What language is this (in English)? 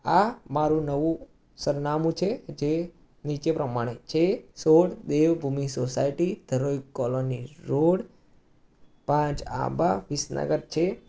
Gujarati